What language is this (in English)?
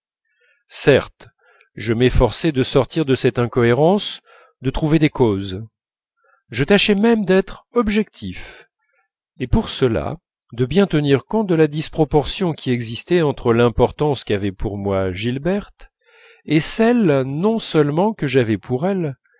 French